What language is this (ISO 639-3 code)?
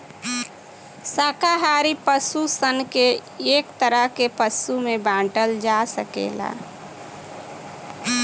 bho